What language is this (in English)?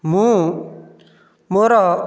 Odia